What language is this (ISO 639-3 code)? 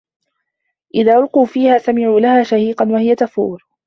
ara